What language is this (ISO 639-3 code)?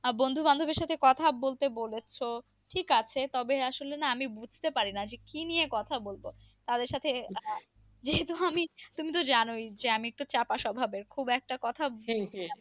ben